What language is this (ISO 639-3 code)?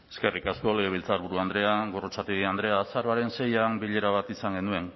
eus